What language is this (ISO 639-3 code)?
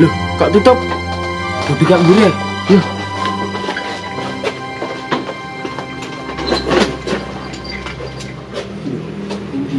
ind